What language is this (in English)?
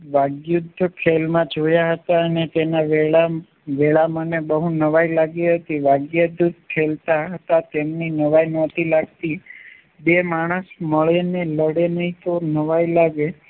Gujarati